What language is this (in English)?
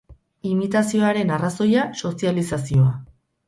Basque